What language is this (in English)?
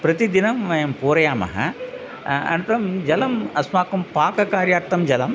Sanskrit